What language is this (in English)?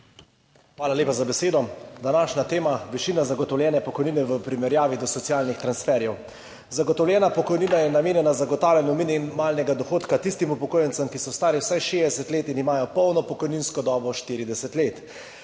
Slovenian